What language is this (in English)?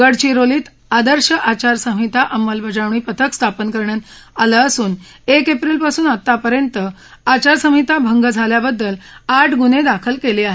Marathi